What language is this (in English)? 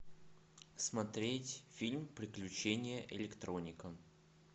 Russian